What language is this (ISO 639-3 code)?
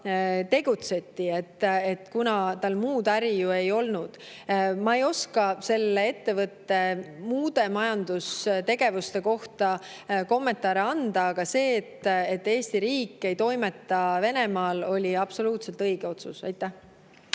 est